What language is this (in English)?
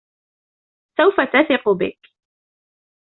Arabic